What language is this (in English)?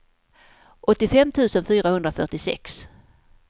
Swedish